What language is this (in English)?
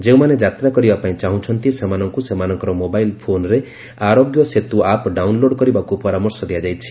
Odia